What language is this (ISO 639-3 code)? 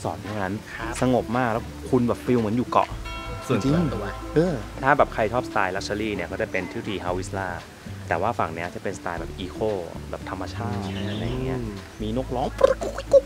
tha